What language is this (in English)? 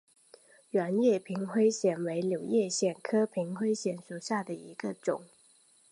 Chinese